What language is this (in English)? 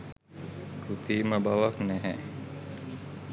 Sinhala